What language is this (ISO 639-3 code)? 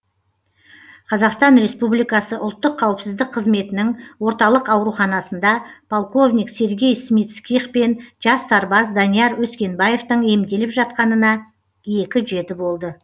kaz